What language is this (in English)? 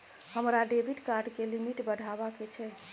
Maithili